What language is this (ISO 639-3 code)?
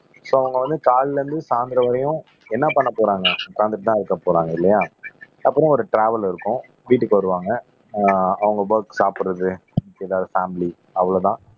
tam